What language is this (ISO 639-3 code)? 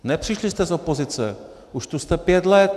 ces